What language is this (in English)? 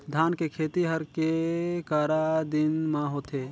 Chhattisgarhi